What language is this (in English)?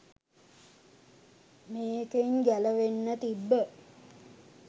Sinhala